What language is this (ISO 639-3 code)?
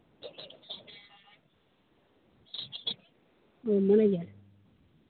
sat